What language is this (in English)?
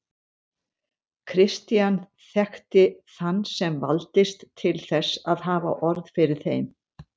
Icelandic